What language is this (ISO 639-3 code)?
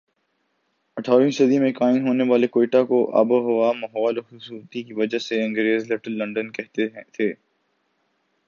urd